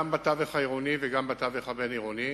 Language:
Hebrew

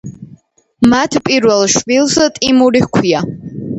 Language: Georgian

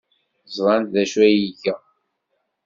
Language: Kabyle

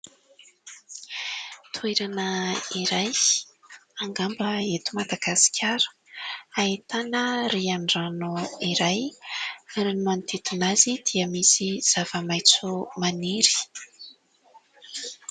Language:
Malagasy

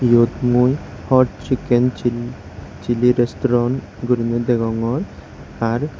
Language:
Chakma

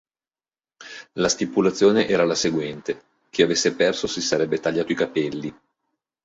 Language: Italian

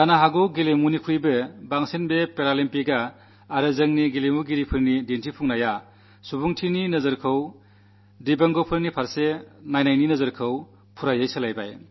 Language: Malayalam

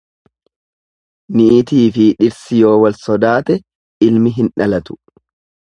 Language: Oromo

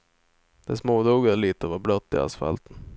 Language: Swedish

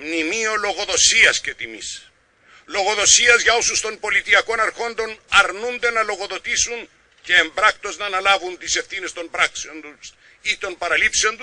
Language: Greek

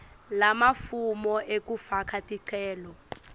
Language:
Swati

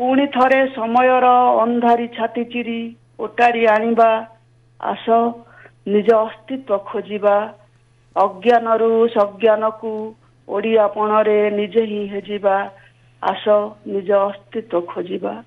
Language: Hindi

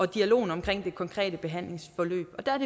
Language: Danish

